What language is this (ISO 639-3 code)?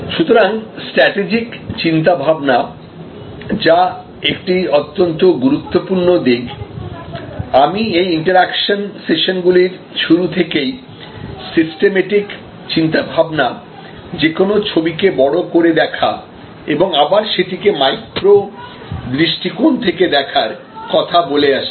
ben